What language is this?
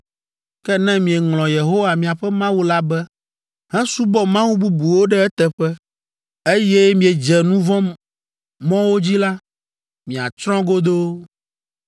Ewe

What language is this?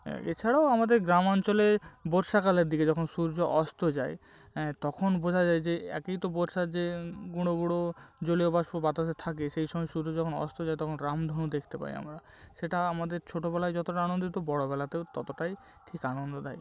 Bangla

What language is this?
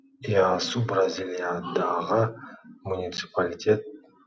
Kazakh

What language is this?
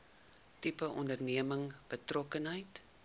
Afrikaans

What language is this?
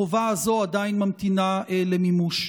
Hebrew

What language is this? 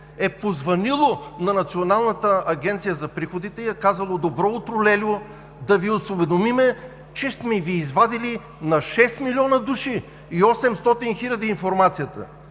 Bulgarian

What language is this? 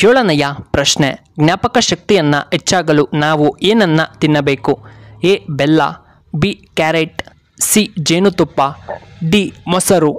Kannada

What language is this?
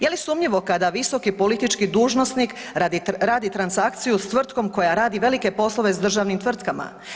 Croatian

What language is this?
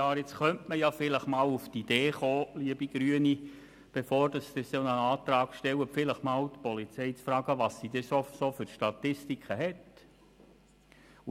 Swiss German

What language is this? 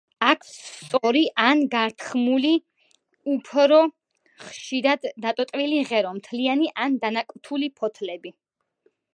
Georgian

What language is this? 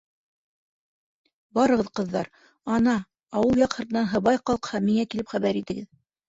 Bashkir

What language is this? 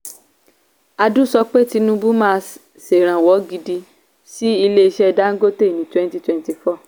Yoruba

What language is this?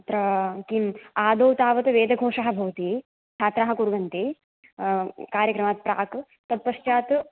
Sanskrit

